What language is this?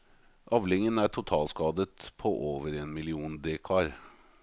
Norwegian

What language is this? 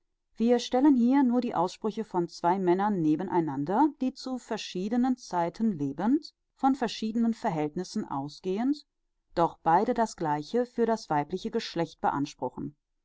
German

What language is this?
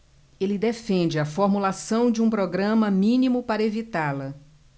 Portuguese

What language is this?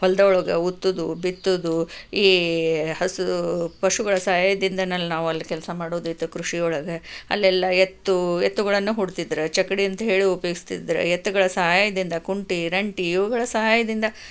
Kannada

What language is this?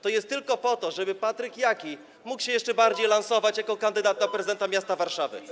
Polish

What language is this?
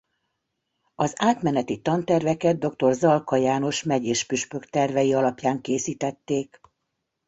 Hungarian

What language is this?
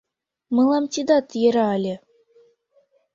Mari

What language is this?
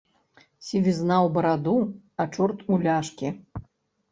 Belarusian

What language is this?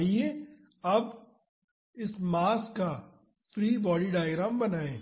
Hindi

